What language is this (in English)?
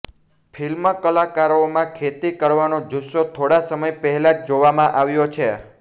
Gujarati